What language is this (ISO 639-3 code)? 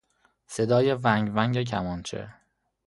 fas